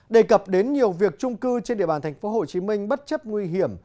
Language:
Vietnamese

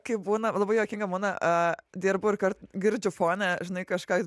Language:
Lithuanian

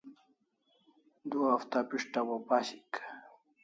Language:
Kalasha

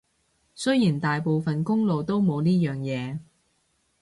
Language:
Cantonese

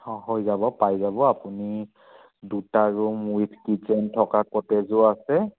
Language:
Assamese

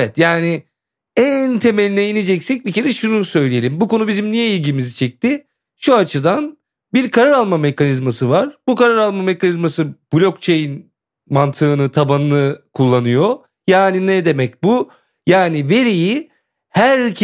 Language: Turkish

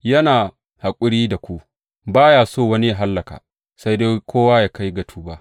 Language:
Hausa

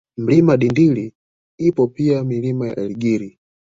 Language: Swahili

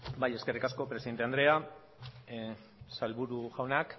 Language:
Basque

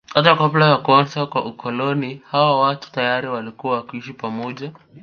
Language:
Swahili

